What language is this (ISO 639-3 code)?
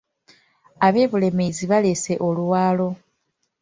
lug